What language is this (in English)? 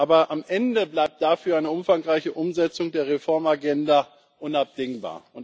German